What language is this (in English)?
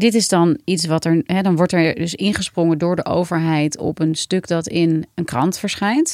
Dutch